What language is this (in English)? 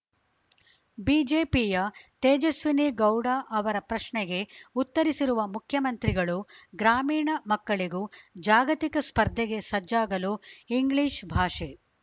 Kannada